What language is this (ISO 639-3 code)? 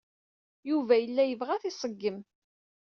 kab